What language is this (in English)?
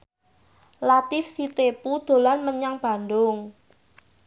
Javanese